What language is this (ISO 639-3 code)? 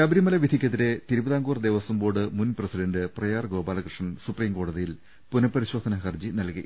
mal